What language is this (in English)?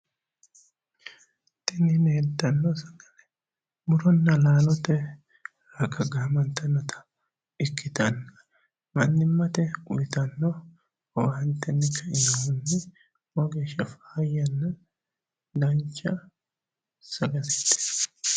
Sidamo